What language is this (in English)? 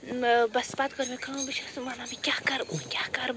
Kashmiri